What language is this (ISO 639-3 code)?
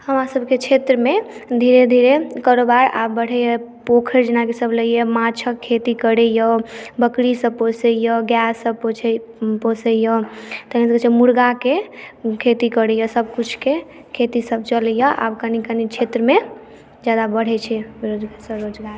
mai